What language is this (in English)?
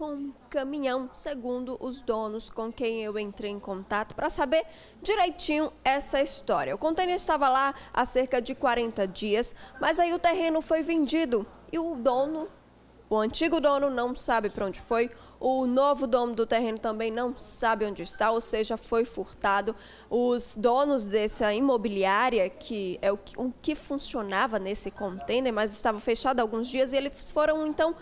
Portuguese